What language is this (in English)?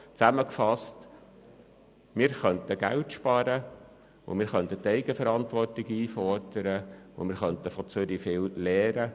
Swiss German